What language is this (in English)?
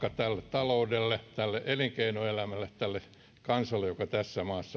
Finnish